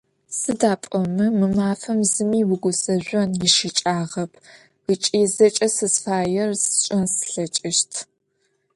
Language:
Adyghe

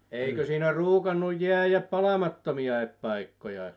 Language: Finnish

